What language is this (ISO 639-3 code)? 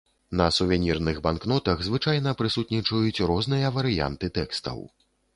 bel